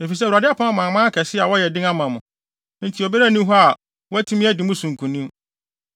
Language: Akan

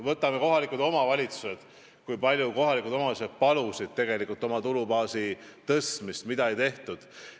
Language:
Estonian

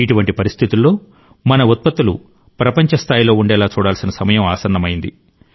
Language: Telugu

